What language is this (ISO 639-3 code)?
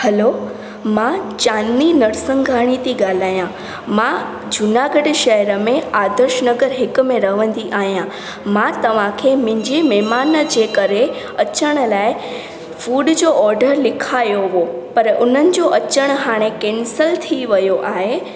snd